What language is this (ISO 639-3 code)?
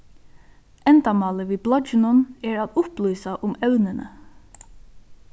fao